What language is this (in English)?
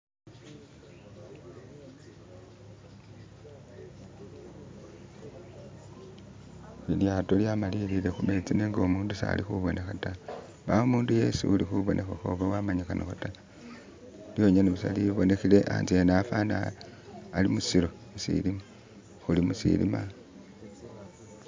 Masaaba